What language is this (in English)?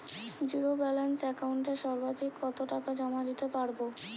Bangla